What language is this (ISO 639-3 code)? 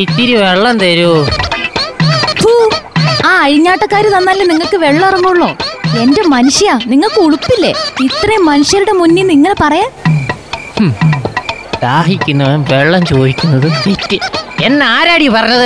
mal